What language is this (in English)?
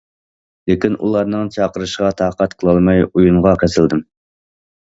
Uyghur